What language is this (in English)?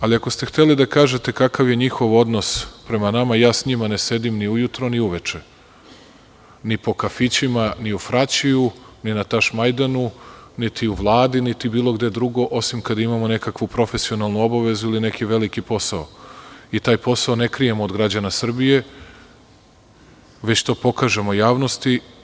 Serbian